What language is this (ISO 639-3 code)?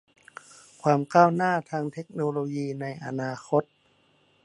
tha